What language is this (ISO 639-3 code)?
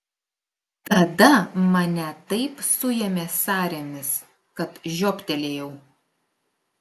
lit